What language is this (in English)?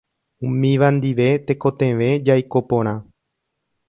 Guarani